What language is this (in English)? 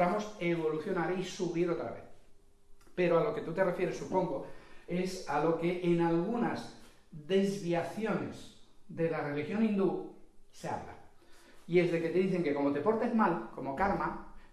Spanish